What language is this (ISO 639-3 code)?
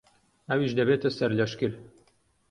ckb